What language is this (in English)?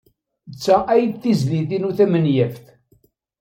Kabyle